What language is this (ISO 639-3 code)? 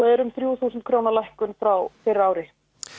isl